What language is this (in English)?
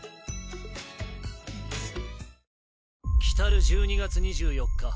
Japanese